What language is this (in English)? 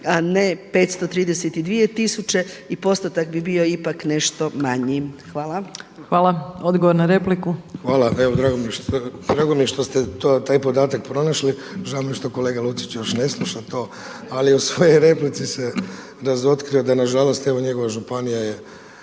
Croatian